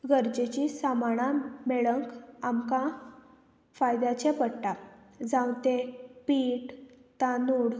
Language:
Konkani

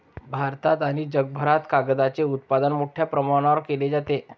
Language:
Marathi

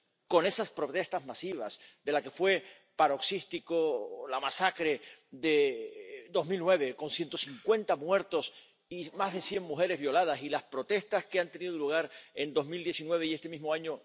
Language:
Spanish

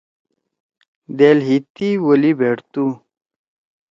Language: Torwali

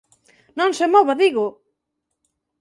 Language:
Galician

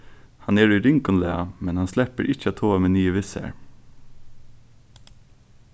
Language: Faroese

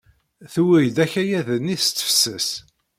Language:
Kabyle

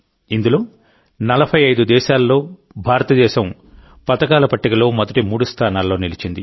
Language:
Telugu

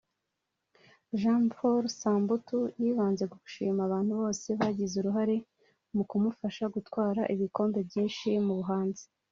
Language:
Kinyarwanda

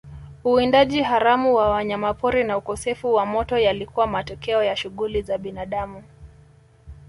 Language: Swahili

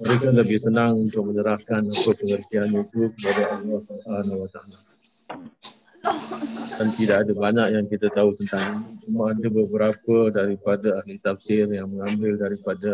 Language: Malay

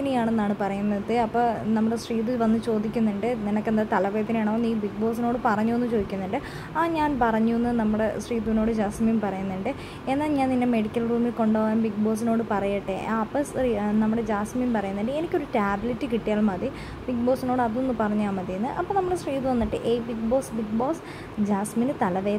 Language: Malayalam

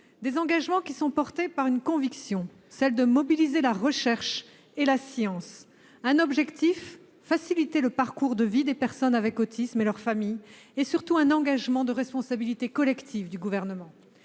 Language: French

